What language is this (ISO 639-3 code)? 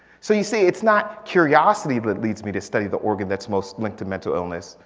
eng